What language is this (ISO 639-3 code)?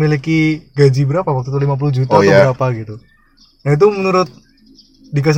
ind